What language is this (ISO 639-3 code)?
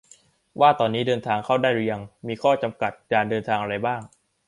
tha